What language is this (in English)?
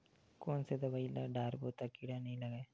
Chhattisgarhi